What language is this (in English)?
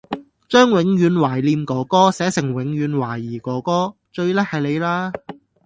Cantonese